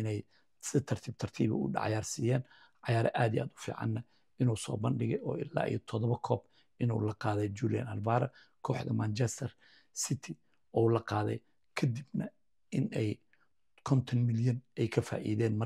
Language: Arabic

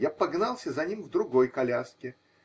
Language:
Russian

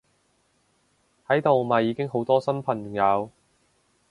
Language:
Cantonese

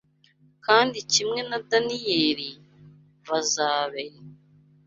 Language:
Kinyarwanda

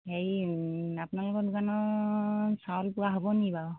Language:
Assamese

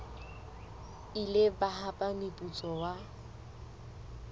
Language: Southern Sotho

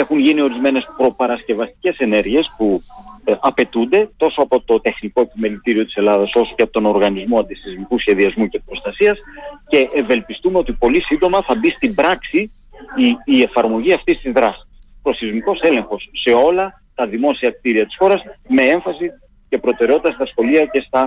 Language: Greek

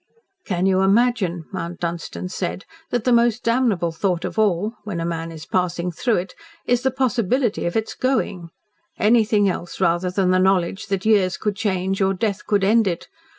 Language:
English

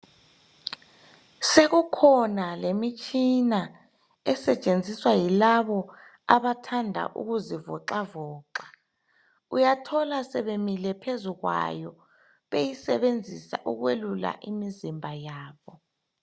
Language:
North Ndebele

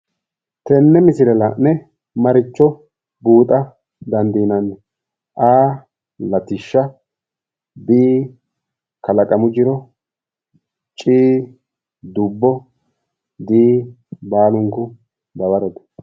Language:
Sidamo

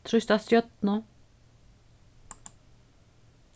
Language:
Faroese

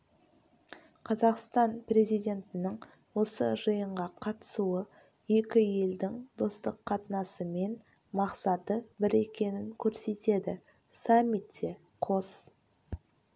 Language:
Kazakh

